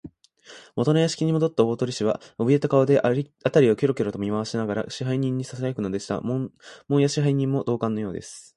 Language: Japanese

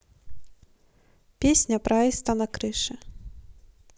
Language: Russian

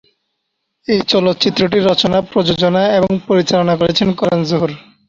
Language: Bangla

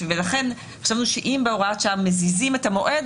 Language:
Hebrew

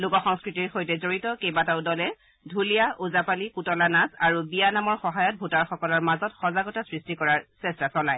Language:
Assamese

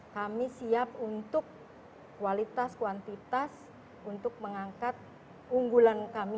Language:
Indonesian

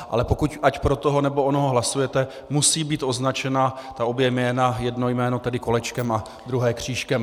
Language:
Czech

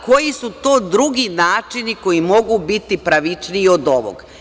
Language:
Serbian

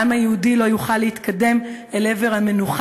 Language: Hebrew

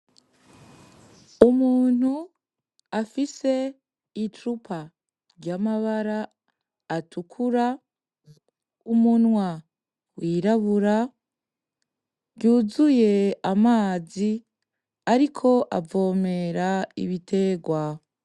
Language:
Rundi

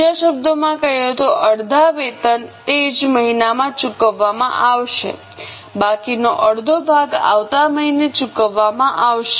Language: Gujarati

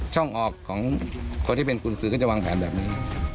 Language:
Thai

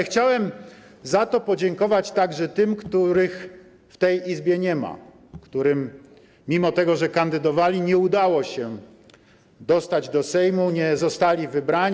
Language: Polish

